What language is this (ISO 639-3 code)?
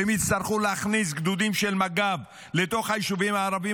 heb